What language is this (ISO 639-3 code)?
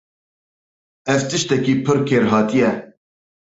kur